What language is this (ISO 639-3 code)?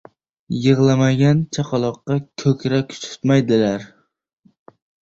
uzb